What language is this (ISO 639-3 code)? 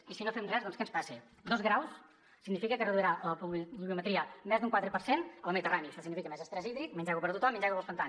cat